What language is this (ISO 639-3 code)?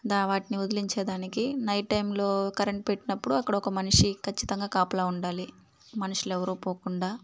tel